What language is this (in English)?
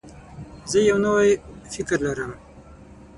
Pashto